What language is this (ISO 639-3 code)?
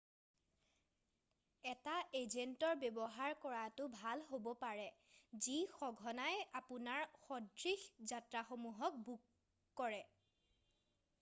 asm